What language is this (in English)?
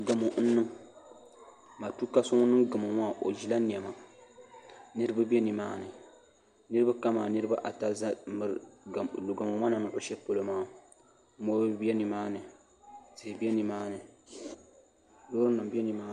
Dagbani